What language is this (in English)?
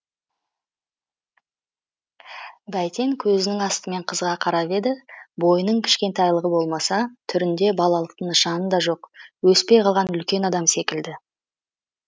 Kazakh